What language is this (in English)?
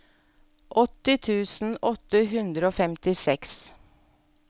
Norwegian